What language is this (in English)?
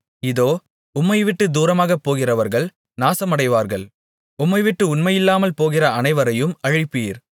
Tamil